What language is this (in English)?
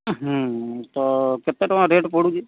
Odia